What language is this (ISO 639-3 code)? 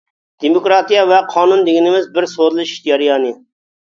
uig